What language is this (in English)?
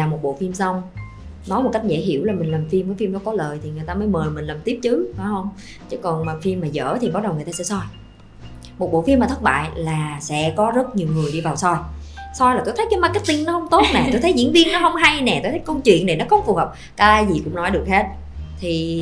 Vietnamese